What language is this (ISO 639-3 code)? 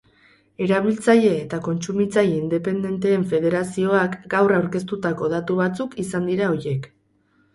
eus